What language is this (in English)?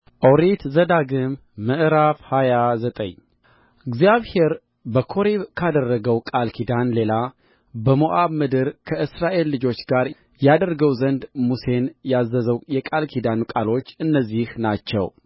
Amharic